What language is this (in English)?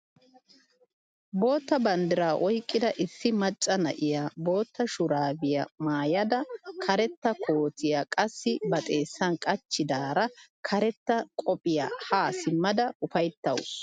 Wolaytta